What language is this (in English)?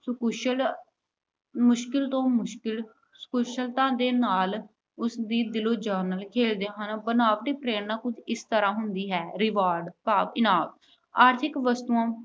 Punjabi